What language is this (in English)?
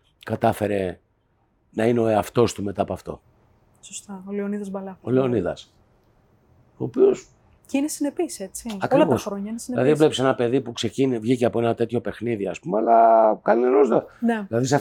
Greek